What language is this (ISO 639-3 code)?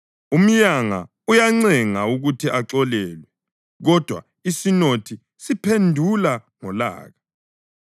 nde